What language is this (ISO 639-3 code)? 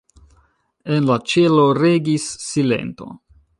epo